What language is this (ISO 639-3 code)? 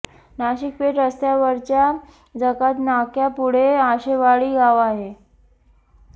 mar